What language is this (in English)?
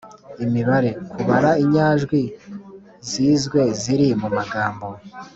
Kinyarwanda